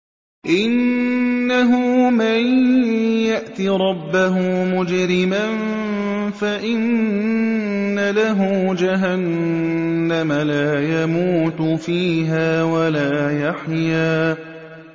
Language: Arabic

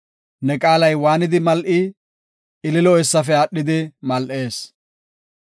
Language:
Gofa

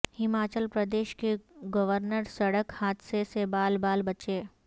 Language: Urdu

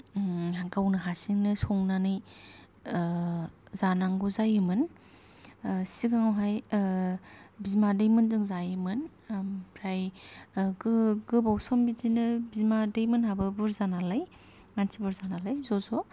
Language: Bodo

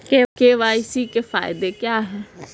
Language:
Hindi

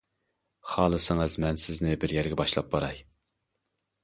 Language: Uyghur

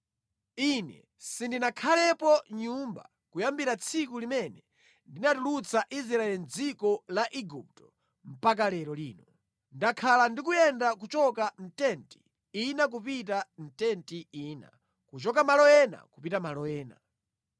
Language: Nyanja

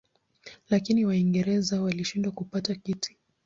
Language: Swahili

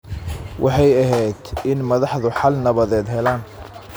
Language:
Somali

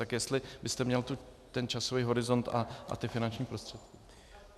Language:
Czech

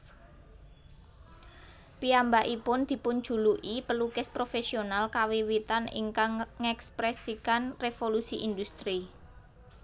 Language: Javanese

